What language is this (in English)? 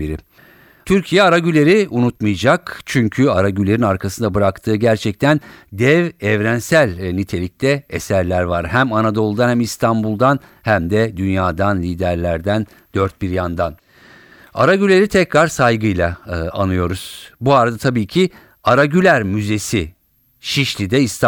Turkish